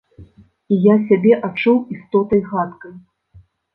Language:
Belarusian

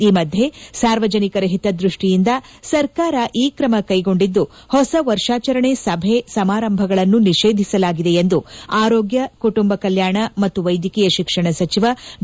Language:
Kannada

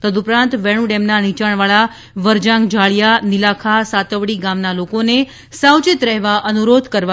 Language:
Gujarati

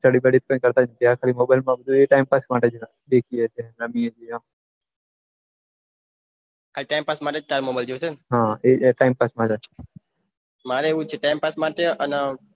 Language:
Gujarati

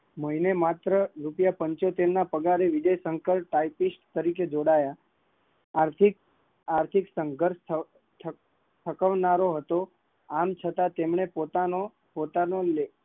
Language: Gujarati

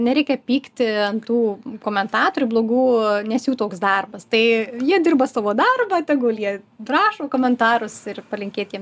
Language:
Lithuanian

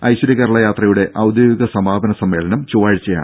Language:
Malayalam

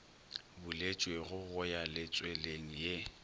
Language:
Northern Sotho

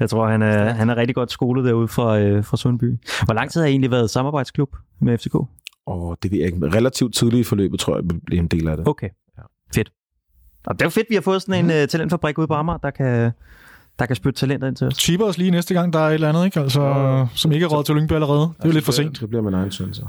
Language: Danish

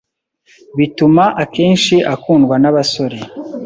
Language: Kinyarwanda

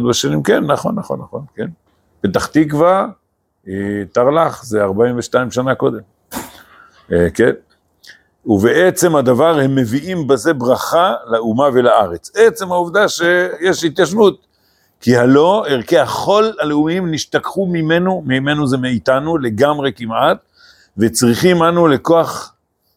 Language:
Hebrew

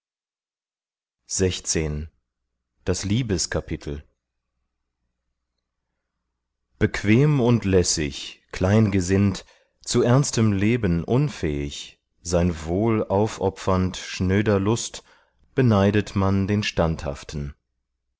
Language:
German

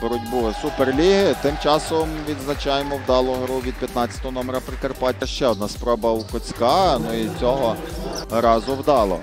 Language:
Ukrainian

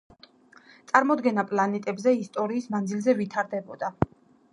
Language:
Georgian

